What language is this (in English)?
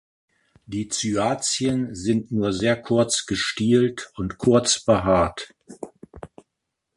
German